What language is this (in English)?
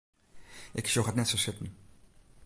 Western Frisian